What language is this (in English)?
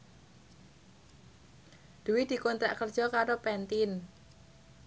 Javanese